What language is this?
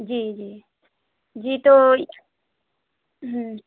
Hindi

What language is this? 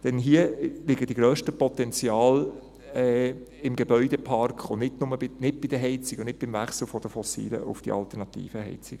Swiss German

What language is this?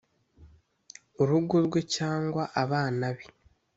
Kinyarwanda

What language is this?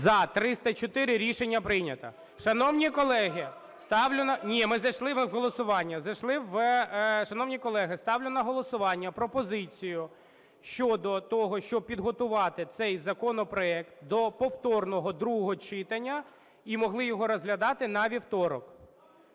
Ukrainian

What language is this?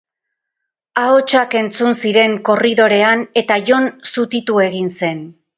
Basque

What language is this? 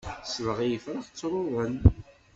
Kabyle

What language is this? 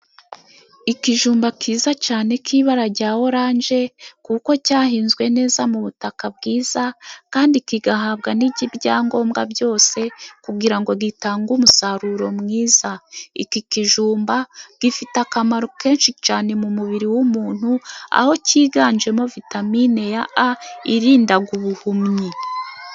Kinyarwanda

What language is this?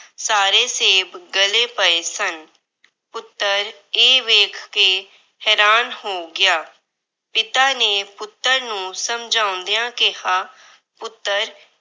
Punjabi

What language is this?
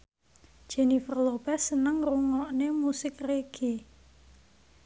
Javanese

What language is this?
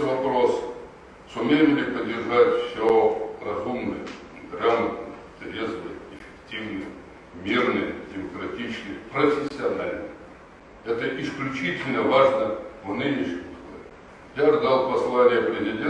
Russian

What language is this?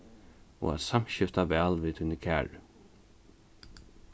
Faroese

